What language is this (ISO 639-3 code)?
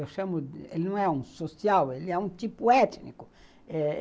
por